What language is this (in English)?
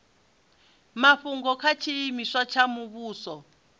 Venda